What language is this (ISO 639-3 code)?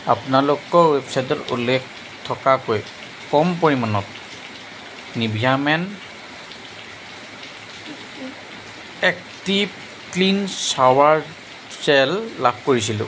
asm